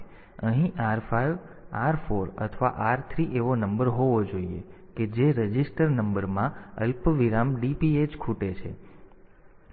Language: Gujarati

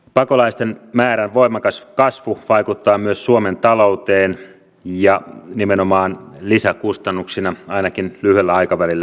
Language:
Finnish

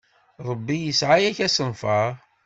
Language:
Kabyle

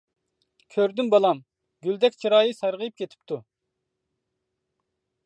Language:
Uyghur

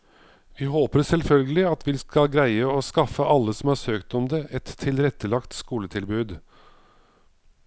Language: Norwegian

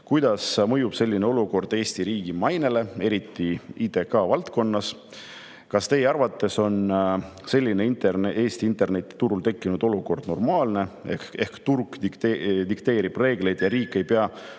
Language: Estonian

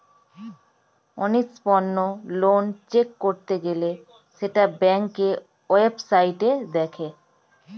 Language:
Bangla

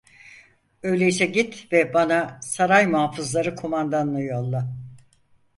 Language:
Turkish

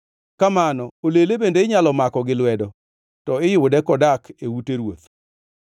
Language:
Luo (Kenya and Tanzania)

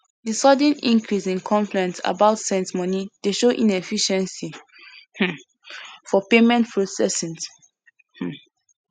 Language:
Nigerian Pidgin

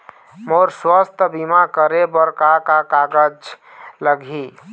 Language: Chhattisgarhi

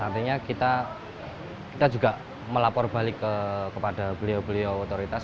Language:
Indonesian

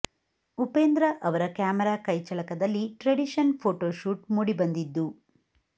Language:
Kannada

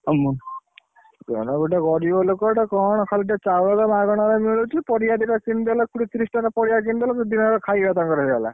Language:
Odia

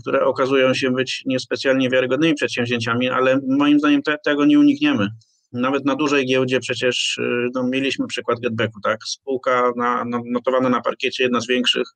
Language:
Polish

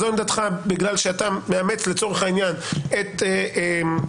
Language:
Hebrew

